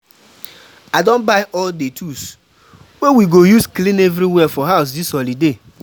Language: Nigerian Pidgin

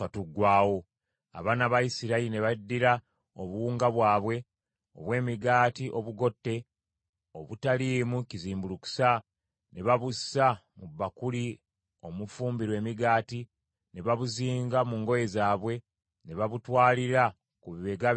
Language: Ganda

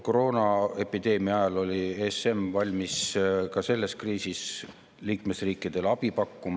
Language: Estonian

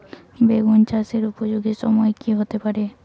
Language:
Bangla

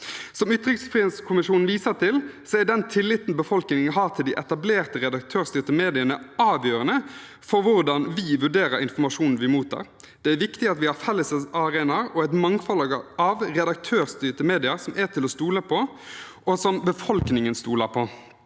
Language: Norwegian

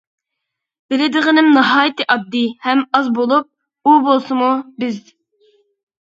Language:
Uyghur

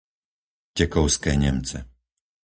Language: Slovak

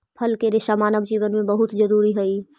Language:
Magahi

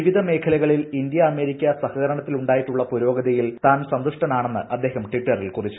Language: Malayalam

